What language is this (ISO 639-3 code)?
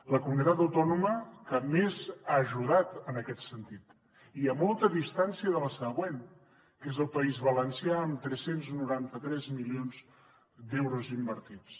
cat